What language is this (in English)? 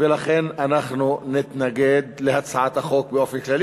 Hebrew